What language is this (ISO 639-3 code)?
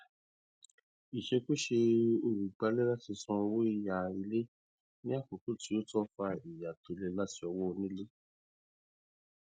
yor